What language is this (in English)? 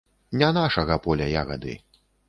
Belarusian